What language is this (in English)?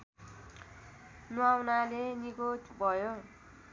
Nepali